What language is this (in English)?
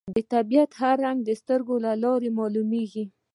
Pashto